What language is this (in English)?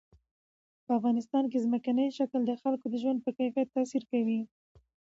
Pashto